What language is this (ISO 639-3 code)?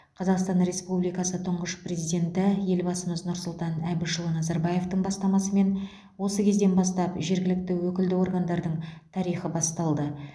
kaz